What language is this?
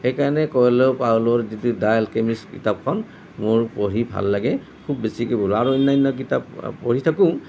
Assamese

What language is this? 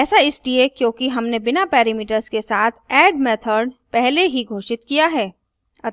Hindi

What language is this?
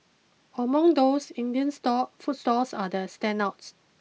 English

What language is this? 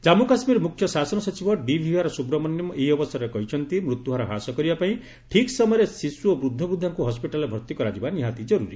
Odia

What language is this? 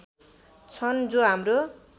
Nepali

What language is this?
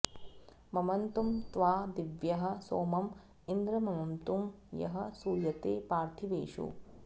Sanskrit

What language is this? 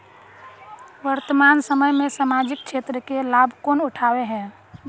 Magahi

